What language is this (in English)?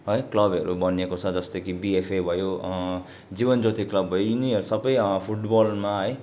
Nepali